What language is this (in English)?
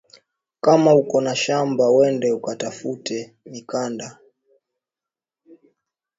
Swahili